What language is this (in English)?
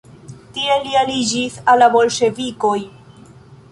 Esperanto